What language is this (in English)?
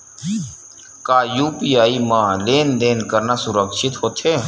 Chhattisgarhi